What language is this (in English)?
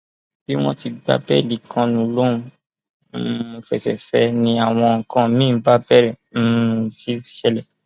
Yoruba